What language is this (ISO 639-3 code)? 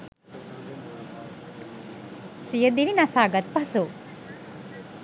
sin